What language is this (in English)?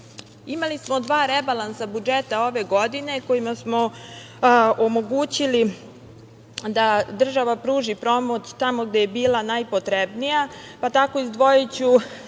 Serbian